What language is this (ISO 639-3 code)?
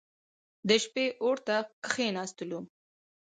pus